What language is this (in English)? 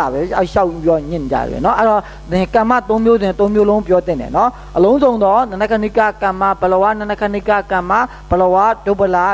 Korean